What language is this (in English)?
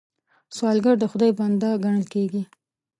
Pashto